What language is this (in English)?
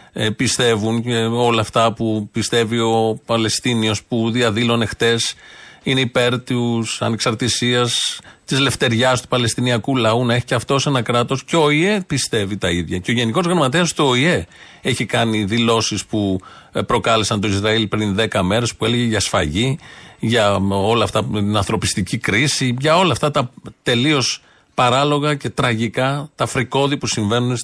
Greek